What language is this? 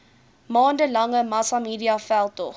Afrikaans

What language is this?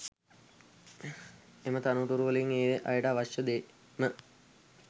Sinhala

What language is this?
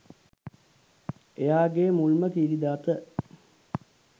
Sinhala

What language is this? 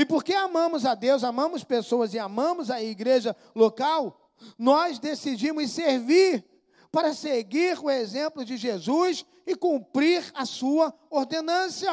Portuguese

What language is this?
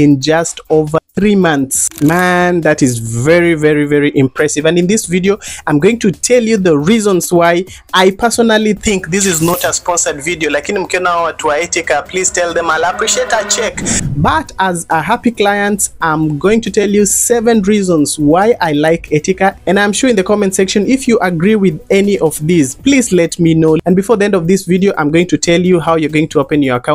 English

